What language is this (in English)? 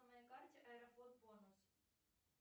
Russian